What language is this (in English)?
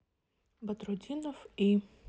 Russian